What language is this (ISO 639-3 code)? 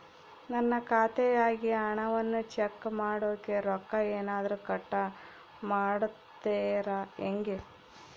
kan